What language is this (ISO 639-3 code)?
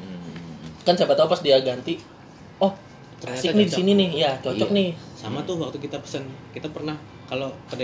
ind